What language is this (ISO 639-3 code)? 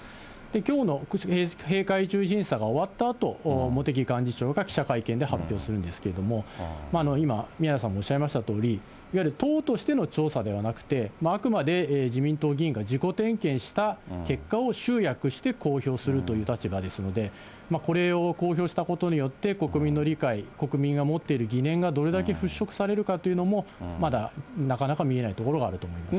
jpn